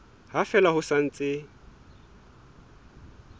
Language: Southern Sotho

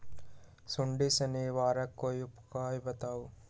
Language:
Magahi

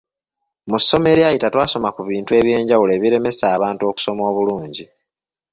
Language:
Ganda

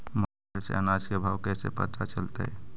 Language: Magahi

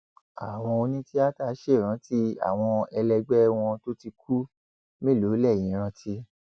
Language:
Yoruba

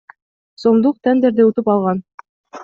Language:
Kyrgyz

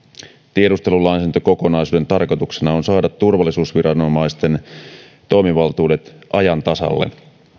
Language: Finnish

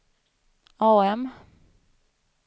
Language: Swedish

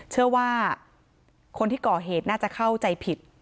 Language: Thai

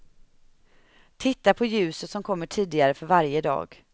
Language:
Swedish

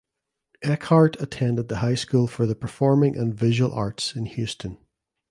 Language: English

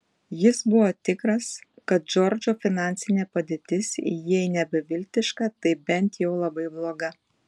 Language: Lithuanian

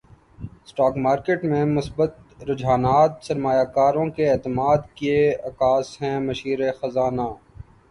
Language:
Urdu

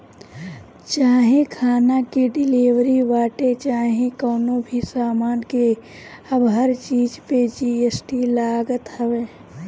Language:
Bhojpuri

